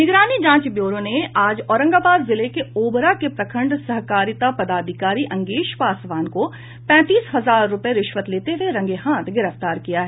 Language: Hindi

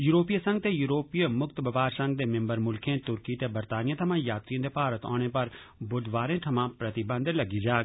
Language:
Dogri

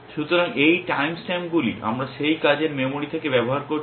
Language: Bangla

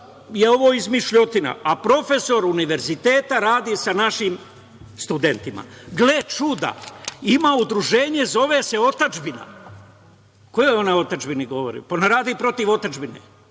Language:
Serbian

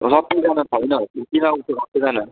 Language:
Nepali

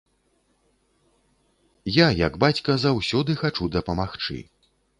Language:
Belarusian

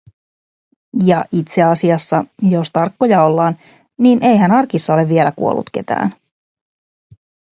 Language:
Finnish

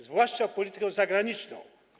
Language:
Polish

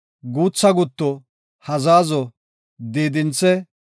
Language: Gofa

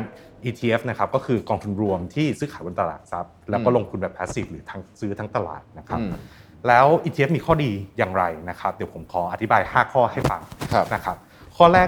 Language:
Thai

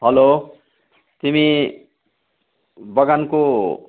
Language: Nepali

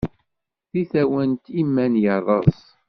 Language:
Kabyle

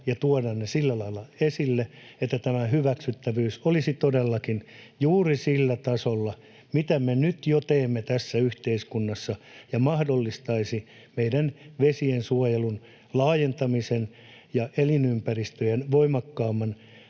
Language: Finnish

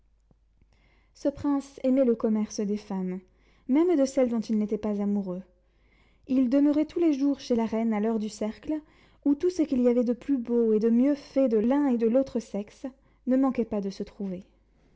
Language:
French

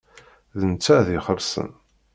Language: Kabyle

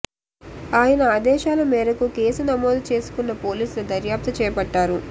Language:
Telugu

